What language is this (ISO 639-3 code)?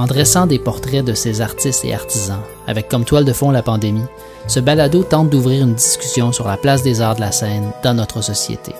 fra